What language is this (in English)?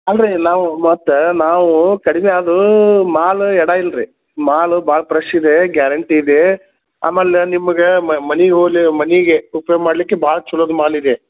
Kannada